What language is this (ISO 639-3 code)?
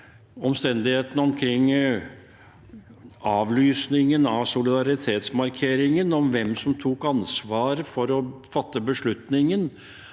nor